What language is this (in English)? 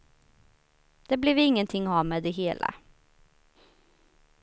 Swedish